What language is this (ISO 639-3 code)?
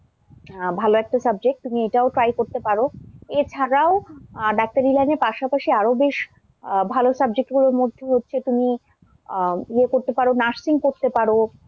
ben